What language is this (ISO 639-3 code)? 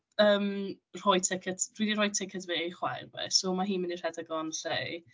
cym